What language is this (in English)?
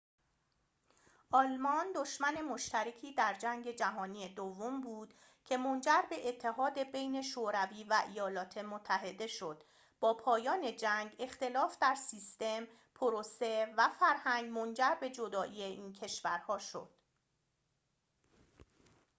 Persian